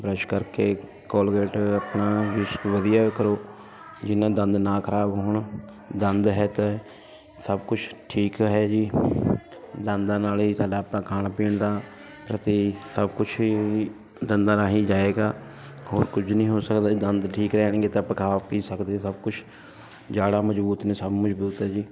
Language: Punjabi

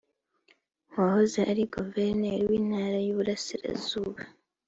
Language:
Kinyarwanda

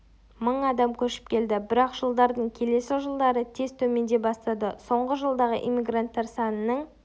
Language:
Kazakh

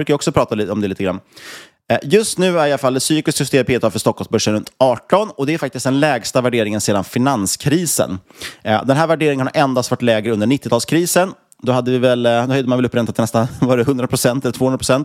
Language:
Swedish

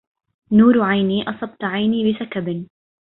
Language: Arabic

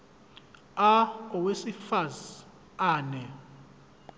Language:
Zulu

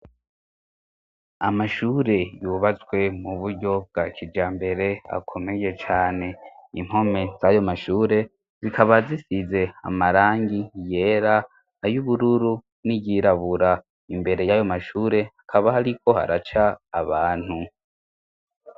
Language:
Rundi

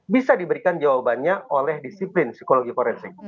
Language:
Indonesian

